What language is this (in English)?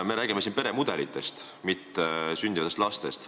Estonian